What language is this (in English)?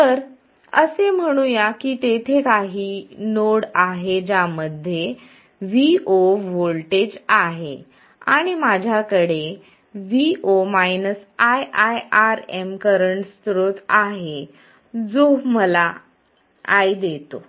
Marathi